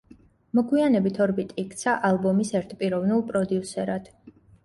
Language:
Georgian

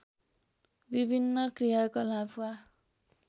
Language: Nepali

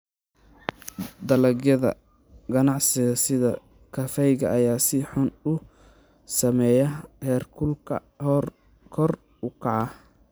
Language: Somali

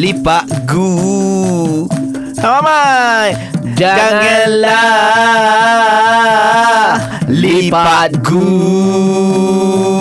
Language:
Malay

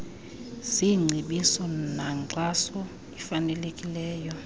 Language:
Xhosa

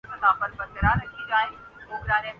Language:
Urdu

